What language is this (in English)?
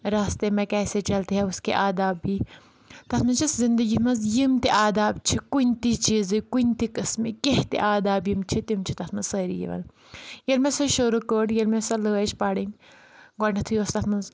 Kashmiri